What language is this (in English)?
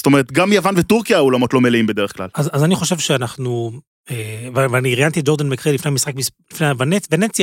Hebrew